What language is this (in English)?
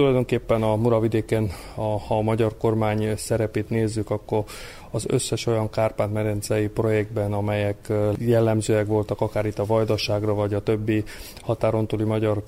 Hungarian